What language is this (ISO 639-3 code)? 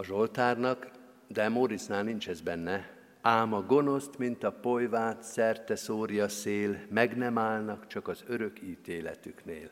hun